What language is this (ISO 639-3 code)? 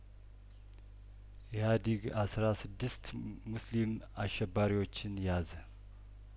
amh